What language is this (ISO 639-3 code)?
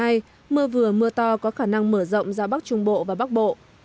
vie